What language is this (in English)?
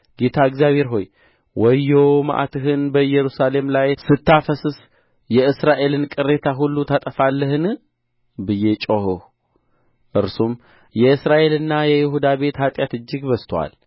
Amharic